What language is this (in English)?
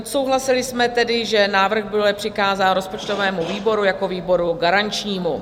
Czech